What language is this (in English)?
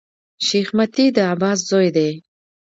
Pashto